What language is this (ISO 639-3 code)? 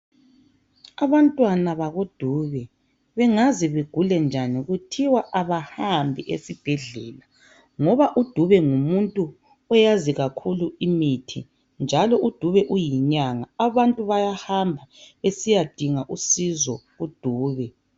nde